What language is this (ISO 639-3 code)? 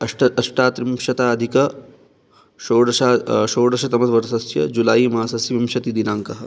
san